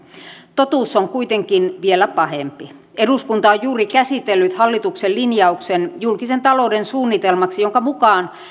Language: Finnish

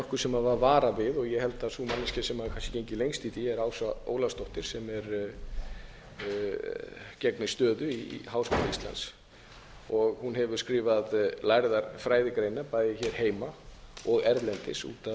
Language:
Icelandic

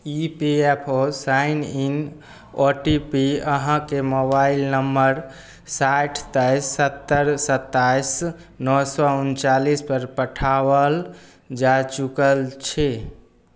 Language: Maithili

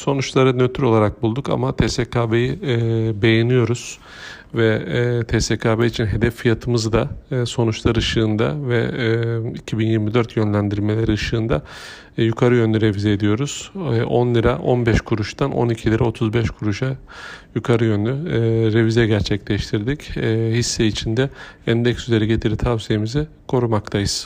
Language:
Turkish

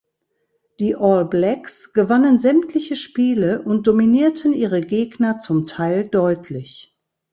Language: German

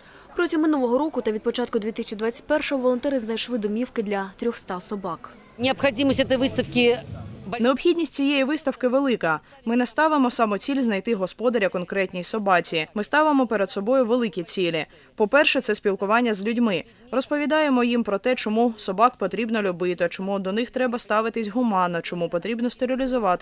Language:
Ukrainian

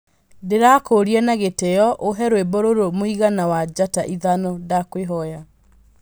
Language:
Kikuyu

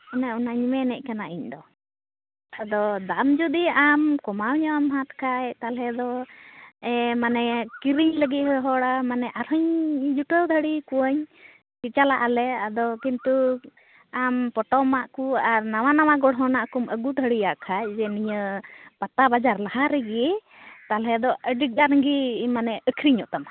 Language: Santali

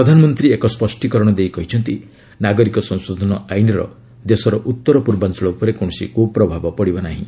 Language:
Odia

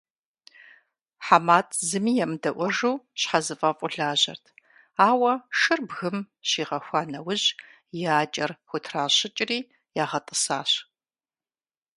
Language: Kabardian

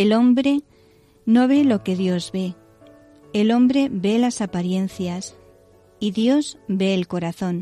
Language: Spanish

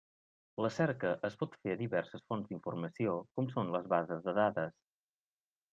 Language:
Catalan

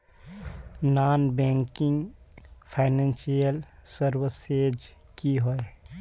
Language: Magahi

